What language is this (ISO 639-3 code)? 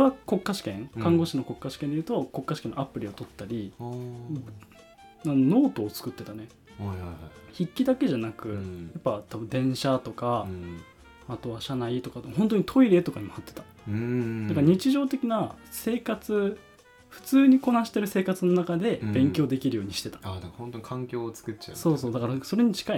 jpn